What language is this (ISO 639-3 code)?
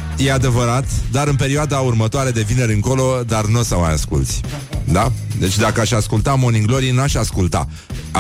ron